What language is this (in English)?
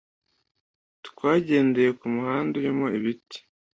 Kinyarwanda